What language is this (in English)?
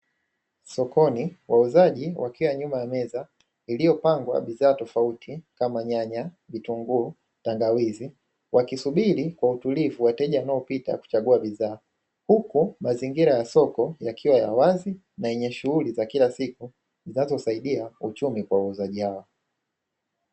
Swahili